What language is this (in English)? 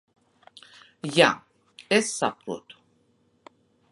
Latvian